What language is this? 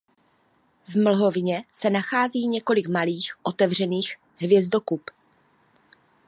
Czech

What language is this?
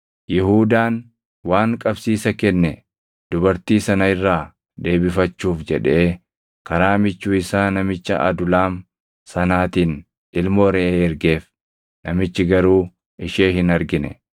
Oromo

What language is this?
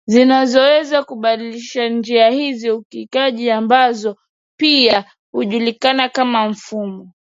Swahili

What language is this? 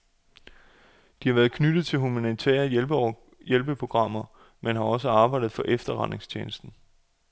Danish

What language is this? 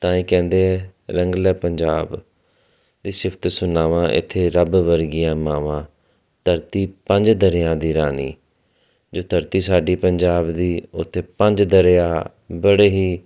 Punjabi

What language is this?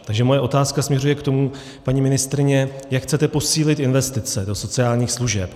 Czech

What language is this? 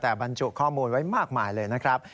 Thai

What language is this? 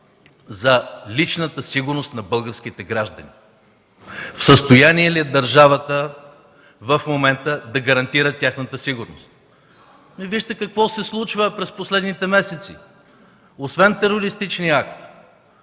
Bulgarian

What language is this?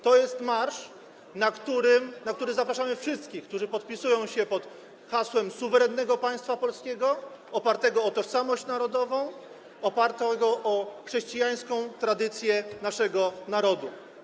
Polish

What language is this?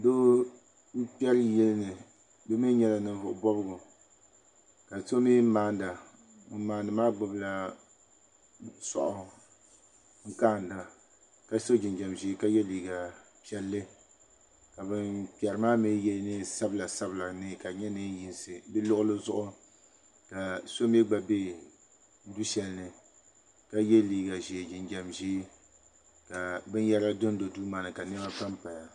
Dagbani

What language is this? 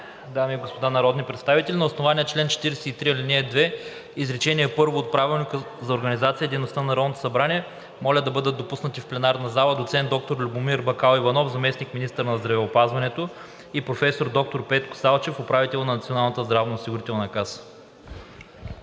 Bulgarian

